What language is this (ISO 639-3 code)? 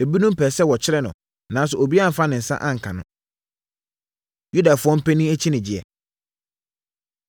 aka